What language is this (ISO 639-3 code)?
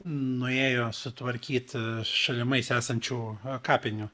lit